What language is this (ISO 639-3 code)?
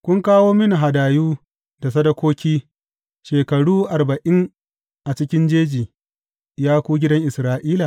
hau